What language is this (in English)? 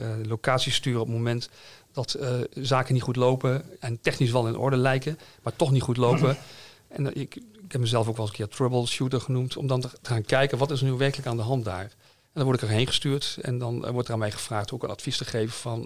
Dutch